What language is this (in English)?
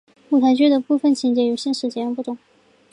Chinese